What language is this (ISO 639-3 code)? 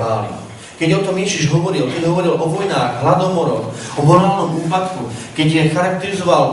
slk